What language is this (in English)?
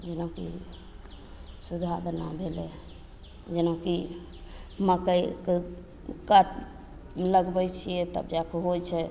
Maithili